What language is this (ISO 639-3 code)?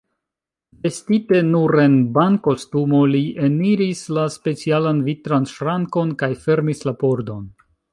epo